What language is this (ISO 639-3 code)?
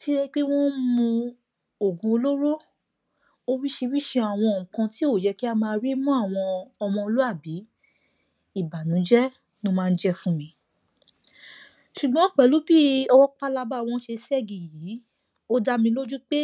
yor